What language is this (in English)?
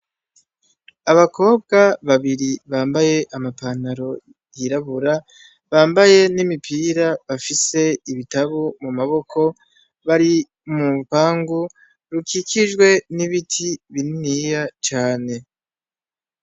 Rundi